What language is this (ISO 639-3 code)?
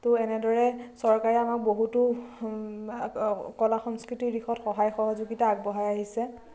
asm